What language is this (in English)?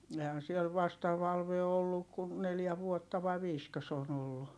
Finnish